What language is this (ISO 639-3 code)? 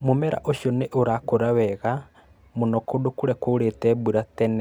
kik